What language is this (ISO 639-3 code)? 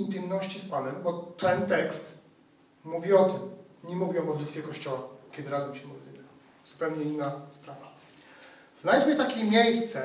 pol